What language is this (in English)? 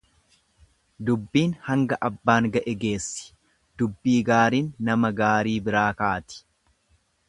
Oromo